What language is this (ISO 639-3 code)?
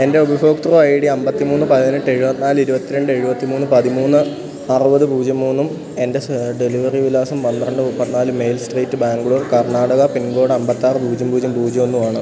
mal